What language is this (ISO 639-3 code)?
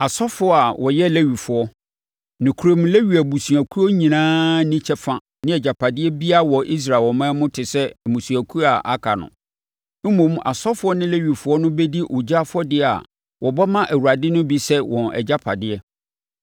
aka